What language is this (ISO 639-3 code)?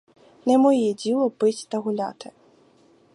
ukr